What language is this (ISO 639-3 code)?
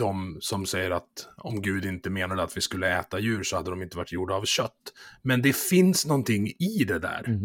swe